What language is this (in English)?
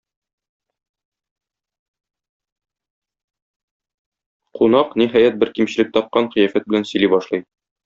Tatar